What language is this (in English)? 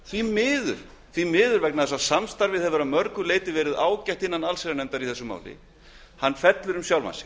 Icelandic